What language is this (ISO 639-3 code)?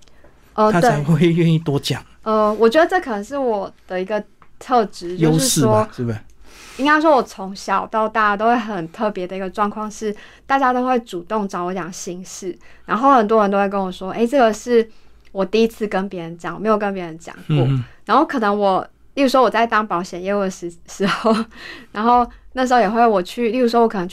zho